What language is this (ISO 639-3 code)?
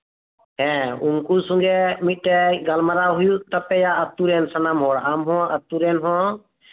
sat